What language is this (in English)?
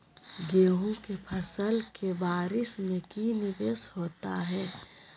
Magahi